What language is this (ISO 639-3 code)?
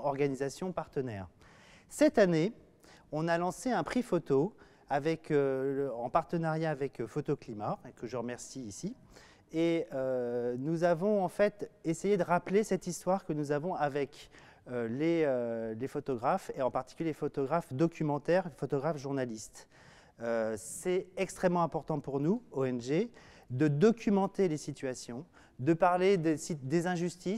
fra